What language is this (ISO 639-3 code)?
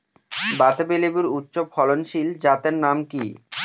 ben